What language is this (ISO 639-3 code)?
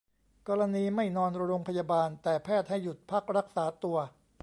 tha